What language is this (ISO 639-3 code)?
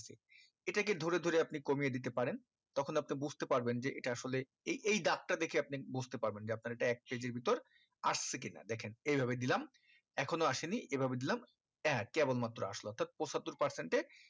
ben